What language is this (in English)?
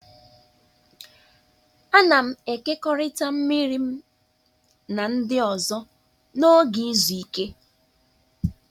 Igbo